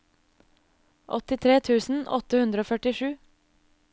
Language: Norwegian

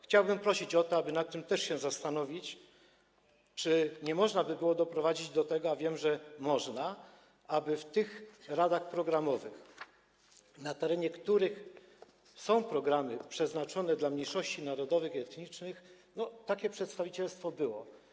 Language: Polish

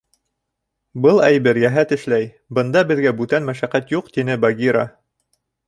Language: Bashkir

